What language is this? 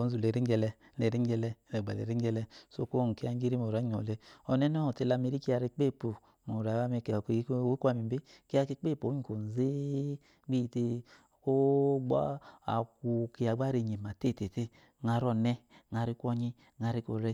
Eloyi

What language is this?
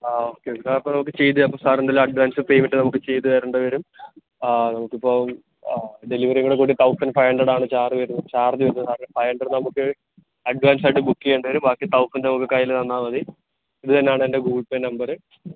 Malayalam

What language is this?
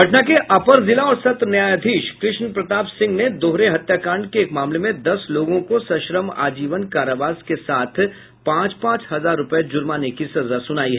Hindi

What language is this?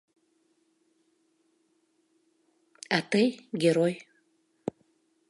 Mari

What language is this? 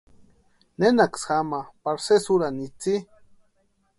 Western Highland Purepecha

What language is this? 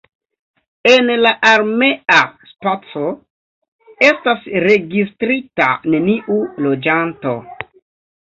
Esperanto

